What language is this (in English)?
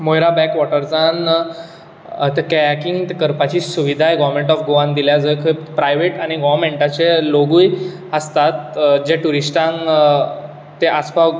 Konkani